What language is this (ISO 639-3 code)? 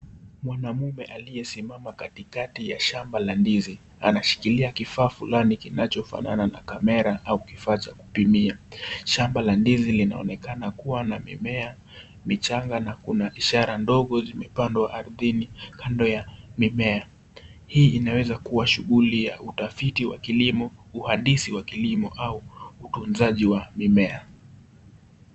swa